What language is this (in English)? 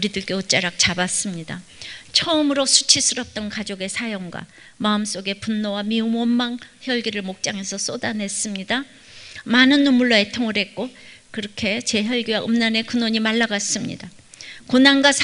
Korean